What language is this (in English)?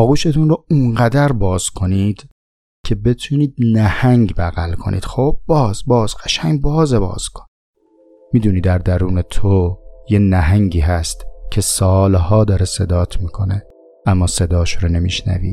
Persian